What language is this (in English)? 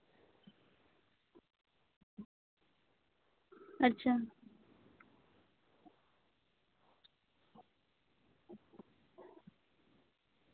Santali